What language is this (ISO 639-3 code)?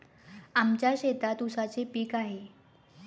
mar